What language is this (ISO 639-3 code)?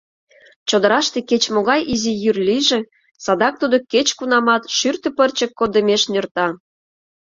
chm